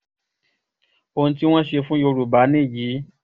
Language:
Yoruba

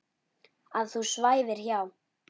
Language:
Icelandic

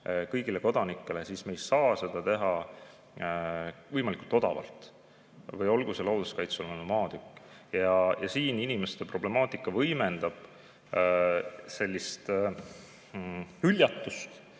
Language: Estonian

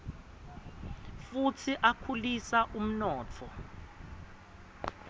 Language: Swati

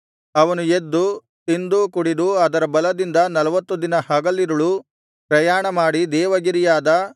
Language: Kannada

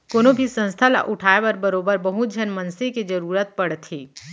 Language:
Chhattisgarhi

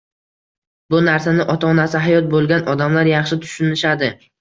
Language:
Uzbek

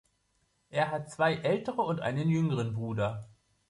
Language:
German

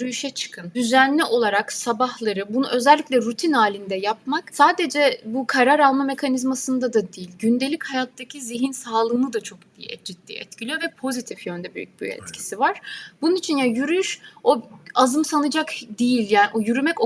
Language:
Turkish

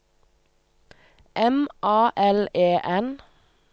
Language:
Norwegian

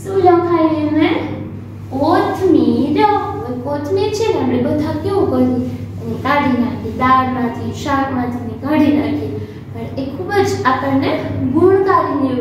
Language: Hindi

